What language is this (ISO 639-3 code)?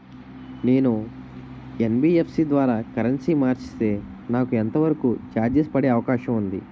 tel